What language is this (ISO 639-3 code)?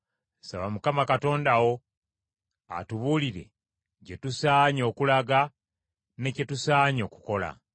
lug